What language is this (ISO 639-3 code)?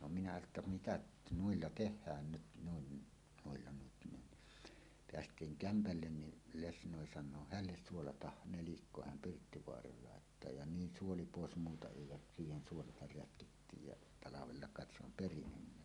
fin